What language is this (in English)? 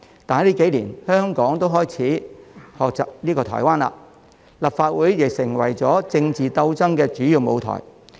Cantonese